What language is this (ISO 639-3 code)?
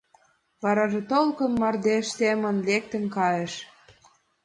chm